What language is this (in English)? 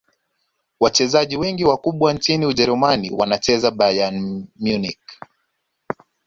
Swahili